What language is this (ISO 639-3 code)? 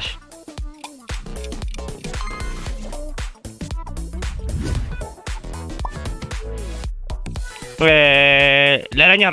spa